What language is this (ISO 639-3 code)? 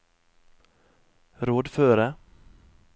nor